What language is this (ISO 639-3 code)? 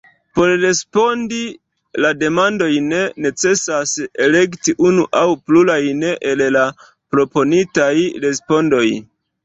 epo